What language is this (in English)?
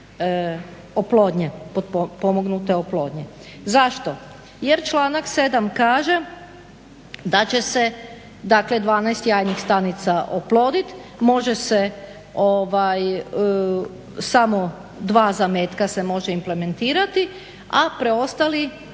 Croatian